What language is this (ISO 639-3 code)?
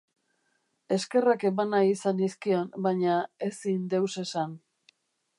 eus